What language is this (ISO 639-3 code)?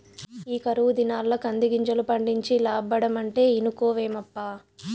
tel